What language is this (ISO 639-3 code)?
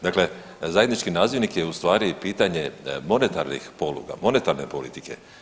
hrv